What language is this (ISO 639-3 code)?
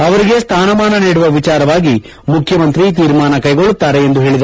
kan